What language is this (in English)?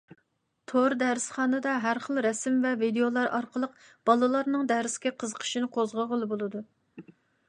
Uyghur